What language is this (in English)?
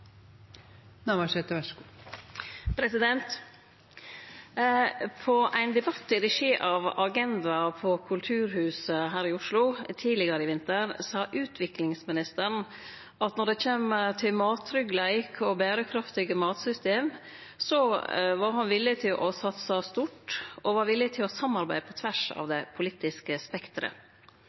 Norwegian Nynorsk